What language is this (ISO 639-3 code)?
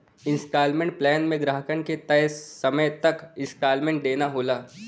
bho